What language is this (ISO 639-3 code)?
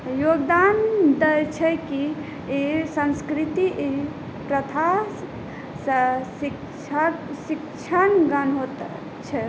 mai